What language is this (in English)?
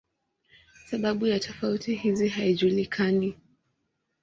Swahili